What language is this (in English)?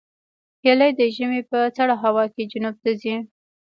Pashto